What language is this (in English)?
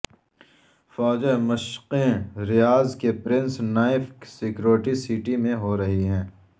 Urdu